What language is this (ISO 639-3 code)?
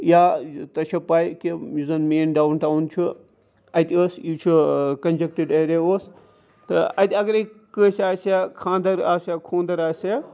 kas